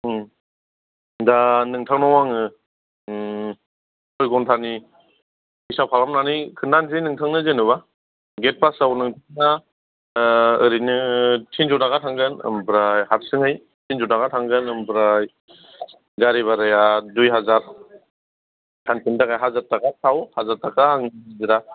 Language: Bodo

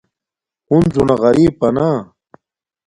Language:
Domaaki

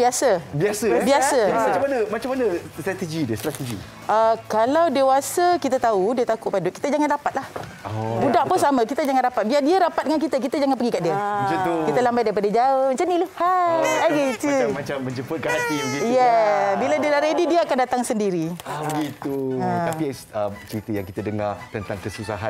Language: Malay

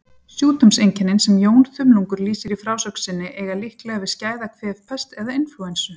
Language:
Icelandic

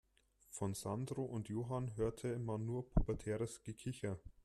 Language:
German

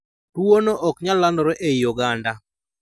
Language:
Luo (Kenya and Tanzania)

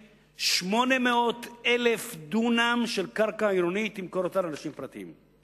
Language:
Hebrew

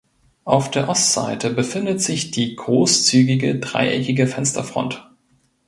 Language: German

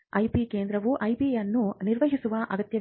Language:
Kannada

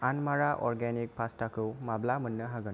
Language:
Bodo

